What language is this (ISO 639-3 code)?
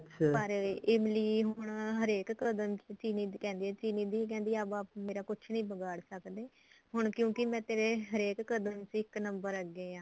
pan